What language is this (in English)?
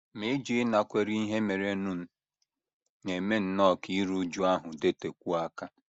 Igbo